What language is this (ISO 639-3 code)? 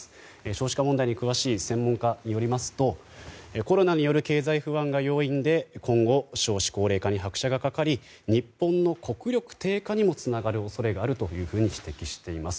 jpn